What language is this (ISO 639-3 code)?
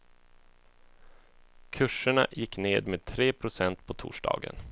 swe